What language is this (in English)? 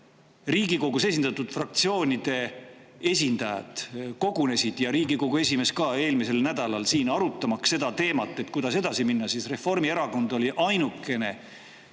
Estonian